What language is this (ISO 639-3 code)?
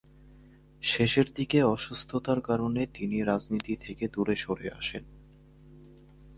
ben